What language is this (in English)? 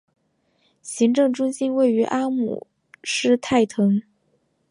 Chinese